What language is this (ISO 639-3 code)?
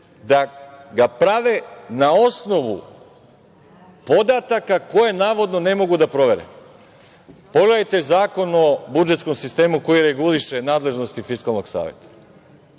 srp